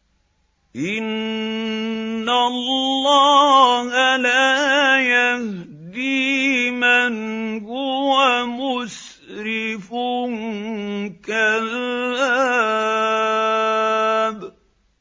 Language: Arabic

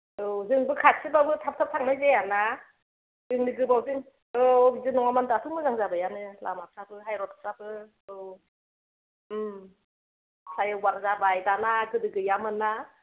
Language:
Bodo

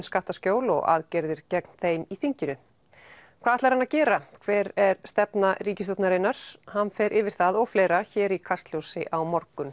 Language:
Icelandic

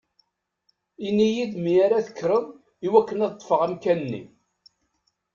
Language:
Kabyle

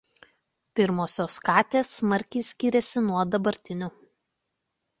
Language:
Lithuanian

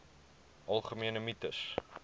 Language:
Afrikaans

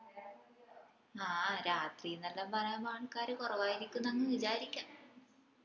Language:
Malayalam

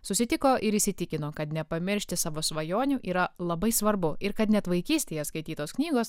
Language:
Lithuanian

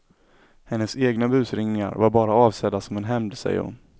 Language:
Swedish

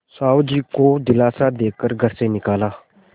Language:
Hindi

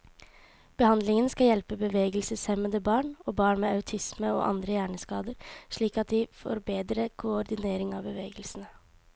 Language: Norwegian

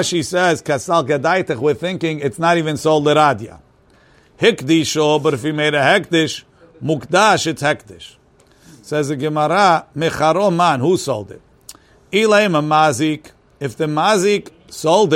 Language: English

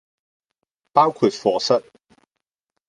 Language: Cantonese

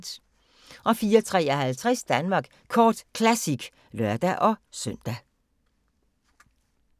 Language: Danish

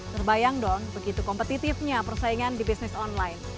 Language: Indonesian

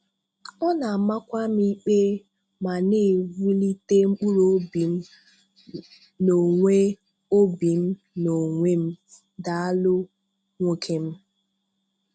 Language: Igbo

